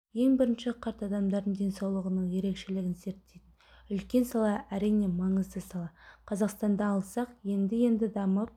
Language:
Kazakh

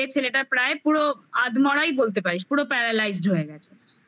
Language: Bangla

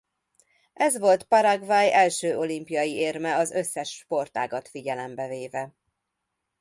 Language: Hungarian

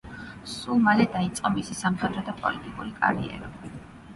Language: Georgian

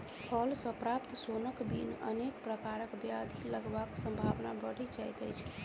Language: Maithili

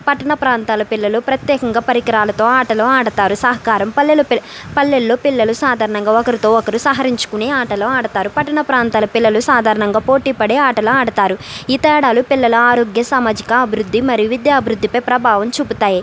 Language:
Telugu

